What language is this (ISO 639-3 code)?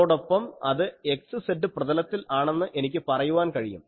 mal